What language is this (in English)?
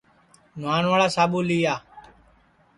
Sansi